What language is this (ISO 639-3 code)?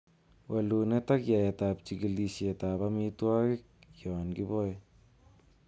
kln